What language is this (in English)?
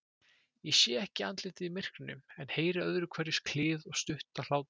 Icelandic